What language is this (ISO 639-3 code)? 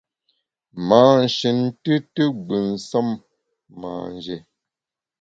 bax